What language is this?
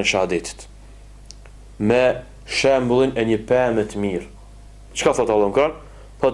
Romanian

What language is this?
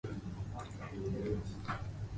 Japanese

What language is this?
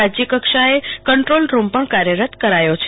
Gujarati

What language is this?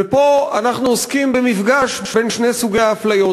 Hebrew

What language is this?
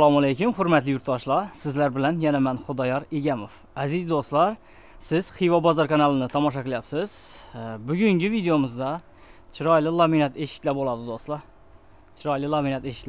Turkish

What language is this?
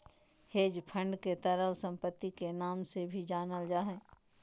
Magahi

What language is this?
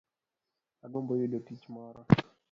Luo (Kenya and Tanzania)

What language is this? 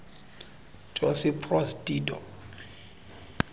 Xhosa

